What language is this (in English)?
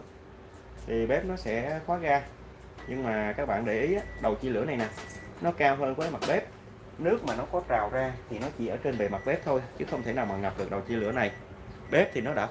Vietnamese